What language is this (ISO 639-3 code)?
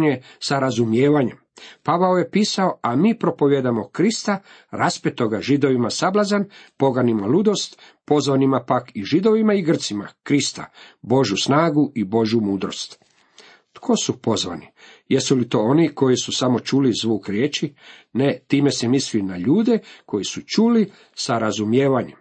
hrv